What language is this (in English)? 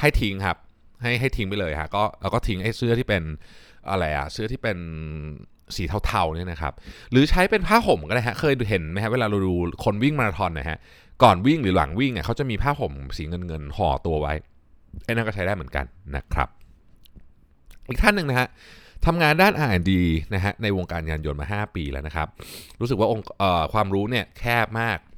Thai